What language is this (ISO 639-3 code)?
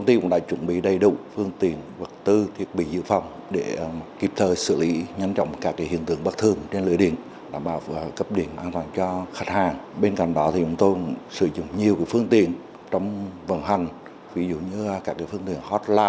vie